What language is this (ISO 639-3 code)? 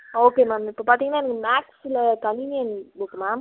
tam